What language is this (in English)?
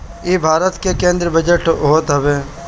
Bhojpuri